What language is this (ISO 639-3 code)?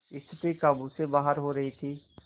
hin